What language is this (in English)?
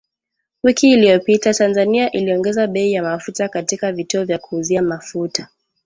Swahili